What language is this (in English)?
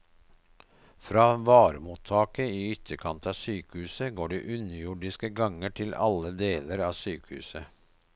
Norwegian